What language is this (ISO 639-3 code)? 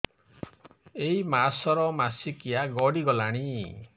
ori